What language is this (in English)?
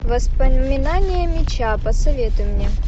Russian